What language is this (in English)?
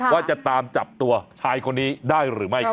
Thai